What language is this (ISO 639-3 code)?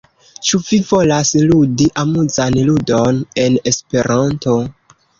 epo